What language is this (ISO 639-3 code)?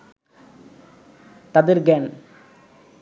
ben